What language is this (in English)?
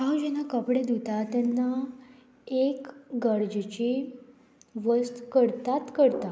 Konkani